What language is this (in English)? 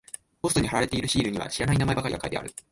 Japanese